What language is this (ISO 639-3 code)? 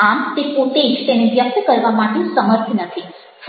guj